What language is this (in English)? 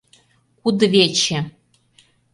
Mari